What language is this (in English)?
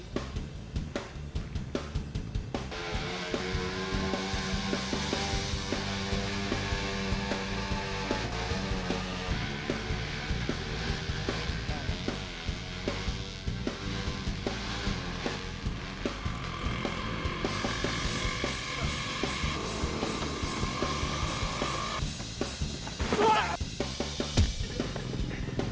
Indonesian